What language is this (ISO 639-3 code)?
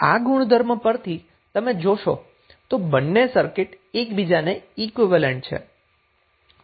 guj